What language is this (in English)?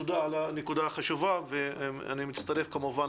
Hebrew